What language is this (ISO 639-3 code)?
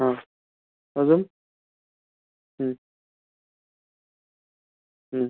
mar